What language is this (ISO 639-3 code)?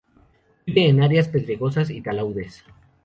spa